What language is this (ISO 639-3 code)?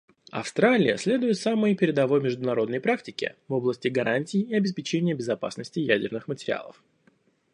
rus